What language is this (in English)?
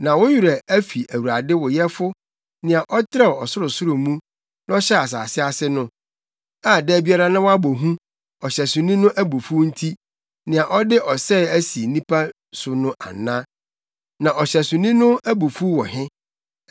Akan